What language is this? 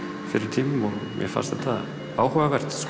Icelandic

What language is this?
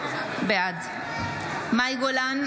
Hebrew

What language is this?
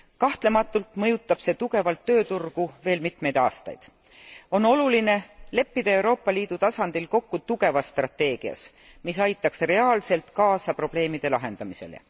Estonian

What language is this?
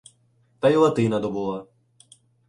Ukrainian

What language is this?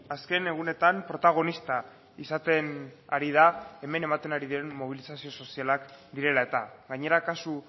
Basque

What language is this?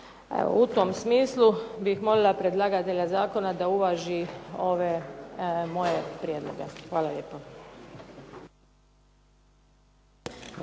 Croatian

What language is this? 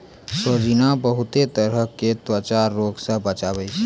Maithili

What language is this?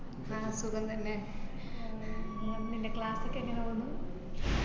Malayalam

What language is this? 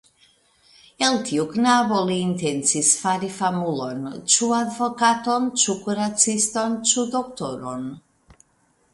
Esperanto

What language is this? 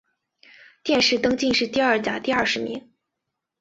Chinese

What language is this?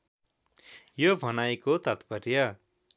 Nepali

